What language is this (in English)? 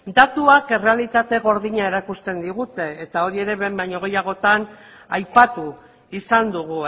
Basque